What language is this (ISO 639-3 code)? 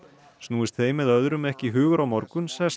isl